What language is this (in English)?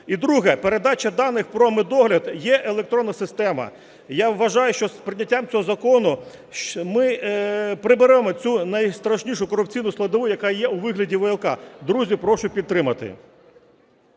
Ukrainian